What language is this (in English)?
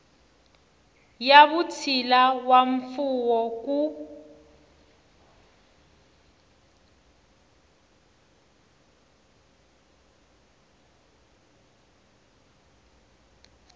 Tsonga